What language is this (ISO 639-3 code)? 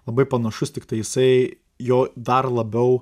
lit